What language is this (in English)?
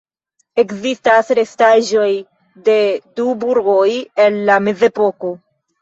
Esperanto